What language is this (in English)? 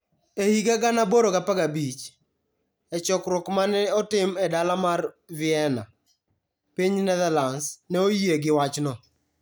Luo (Kenya and Tanzania)